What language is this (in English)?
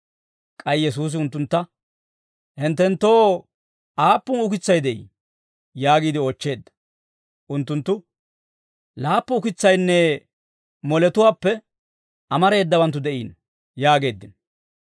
Dawro